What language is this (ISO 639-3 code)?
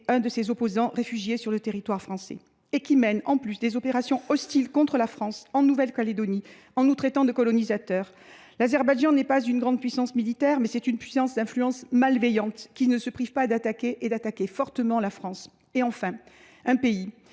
fra